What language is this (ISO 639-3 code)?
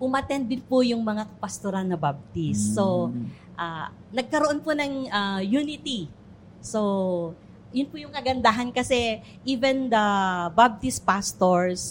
fil